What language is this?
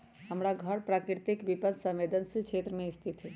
Magahi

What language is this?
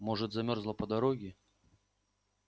Russian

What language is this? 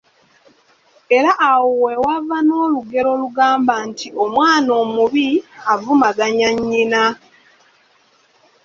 Ganda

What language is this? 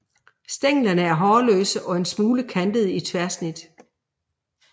Danish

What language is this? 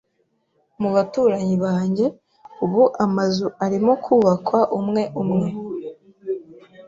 Kinyarwanda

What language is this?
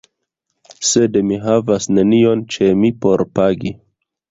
Esperanto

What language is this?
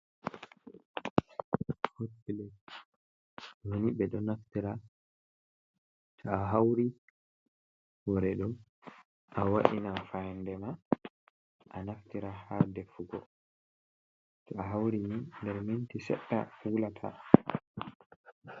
Fula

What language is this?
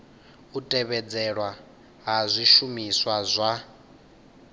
Venda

